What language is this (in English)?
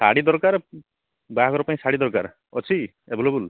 Odia